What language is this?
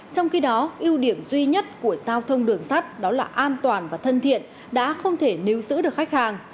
Vietnamese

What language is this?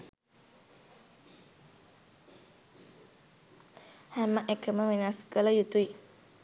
Sinhala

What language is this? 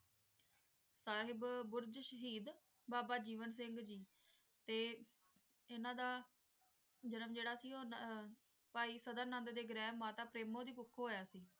Punjabi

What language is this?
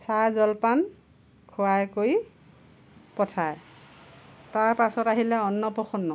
Assamese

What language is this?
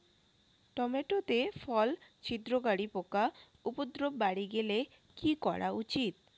Bangla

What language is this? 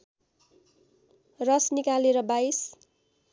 Nepali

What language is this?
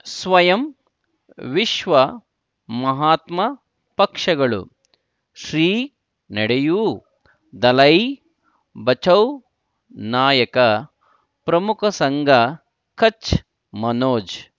Kannada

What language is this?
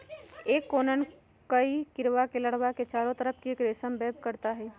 Magahi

